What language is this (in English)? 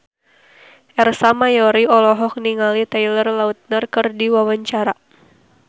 Sundanese